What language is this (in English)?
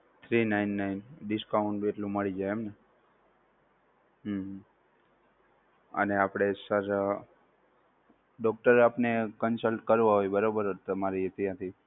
Gujarati